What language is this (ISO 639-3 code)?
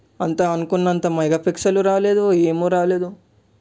tel